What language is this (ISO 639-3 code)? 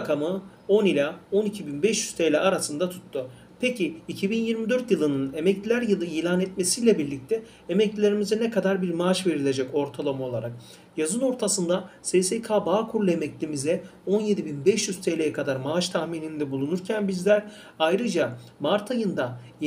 tur